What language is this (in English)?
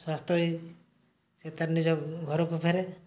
Odia